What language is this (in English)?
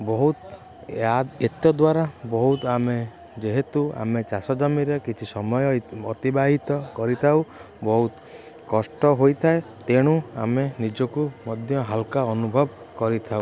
Odia